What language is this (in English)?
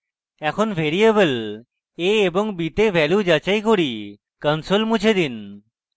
Bangla